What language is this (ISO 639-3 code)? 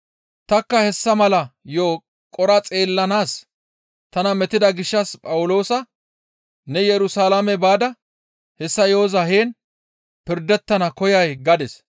gmv